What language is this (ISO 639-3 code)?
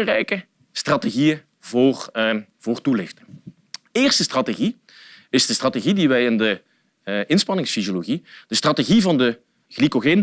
nld